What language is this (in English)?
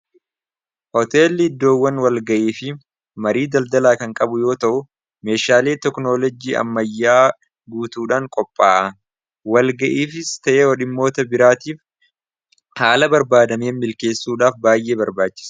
Oromo